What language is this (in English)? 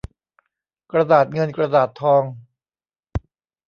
Thai